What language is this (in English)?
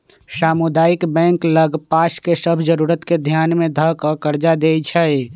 Magahi